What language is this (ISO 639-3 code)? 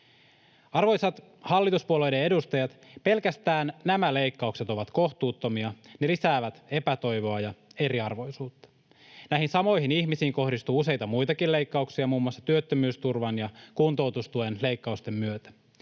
fin